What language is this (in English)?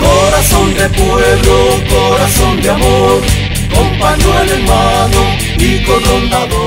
Spanish